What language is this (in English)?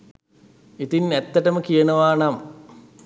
Sinhala